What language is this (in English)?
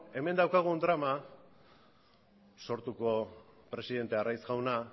Basque